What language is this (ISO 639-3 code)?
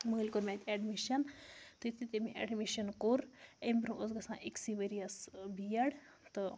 kas